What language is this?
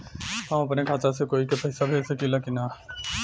Bhojpuri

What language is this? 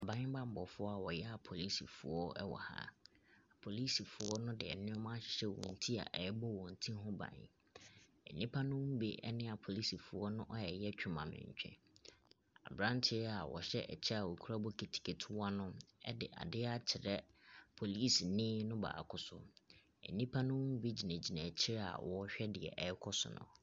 Akan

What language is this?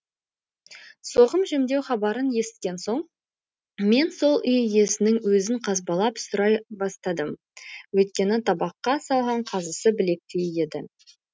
Kazakh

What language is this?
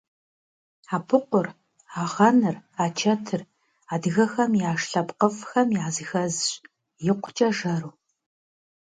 Kabardian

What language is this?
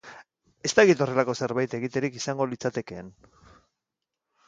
Basque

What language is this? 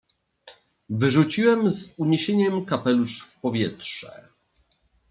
Polish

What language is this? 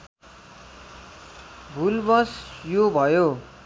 Nepali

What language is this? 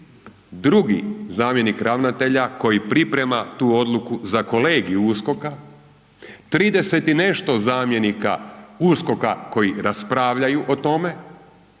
Croatian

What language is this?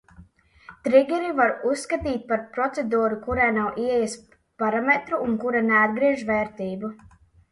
Latvian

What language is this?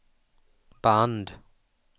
Swedish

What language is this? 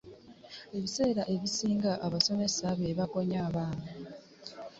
Ganda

